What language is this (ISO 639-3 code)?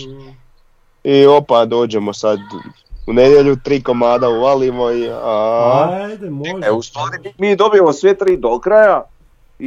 hrv